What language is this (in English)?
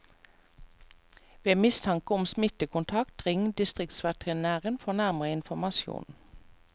Norwegian